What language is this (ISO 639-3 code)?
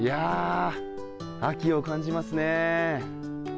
jpn